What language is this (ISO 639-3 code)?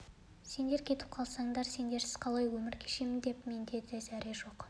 kaz